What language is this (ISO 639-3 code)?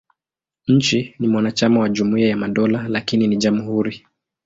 swa